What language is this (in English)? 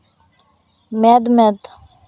Santali